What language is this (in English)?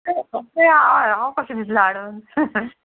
Konkani